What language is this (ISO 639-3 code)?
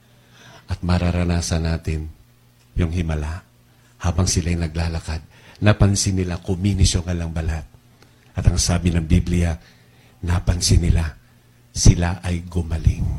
fil